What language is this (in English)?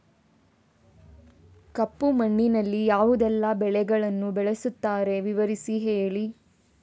Kannada